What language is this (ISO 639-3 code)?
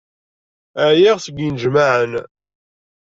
kab